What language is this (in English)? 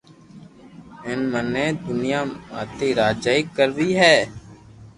Loarki